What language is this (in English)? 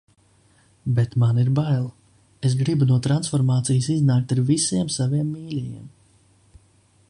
Latvian